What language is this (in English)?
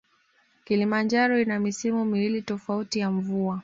Swahili